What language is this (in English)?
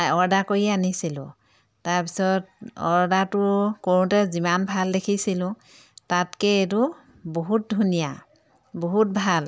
Assamese